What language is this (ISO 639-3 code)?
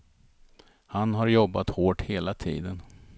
swe